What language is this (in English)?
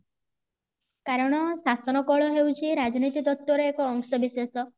Odia